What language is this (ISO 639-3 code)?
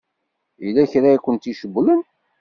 kab